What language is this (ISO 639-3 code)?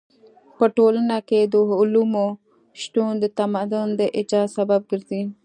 pus